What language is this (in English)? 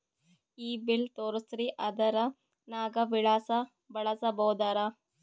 Kannada